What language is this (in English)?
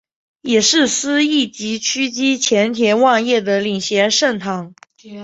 Chinese